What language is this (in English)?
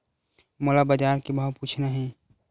Chhattisgarhi